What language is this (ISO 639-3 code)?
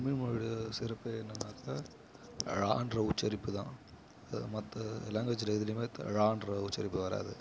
tam